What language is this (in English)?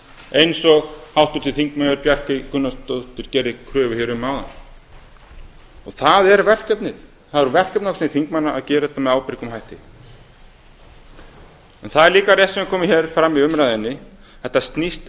Icelandic